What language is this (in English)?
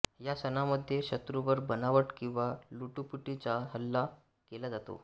Marathi